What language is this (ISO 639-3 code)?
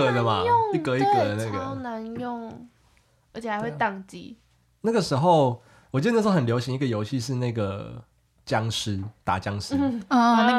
zho